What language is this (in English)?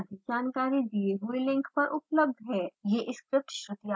Hindi